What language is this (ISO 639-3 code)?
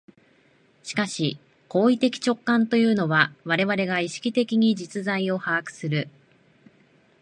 jpn